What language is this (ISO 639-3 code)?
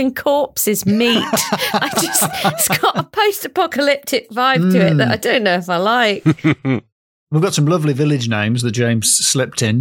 eng